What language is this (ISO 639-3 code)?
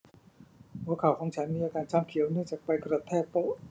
tha